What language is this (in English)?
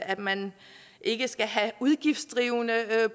Danish